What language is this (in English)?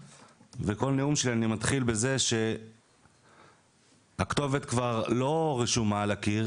Hebrew